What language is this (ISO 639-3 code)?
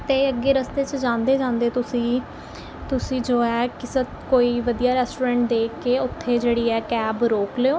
pan